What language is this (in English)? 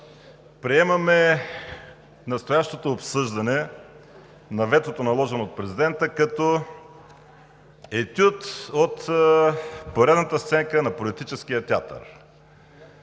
Bulgarian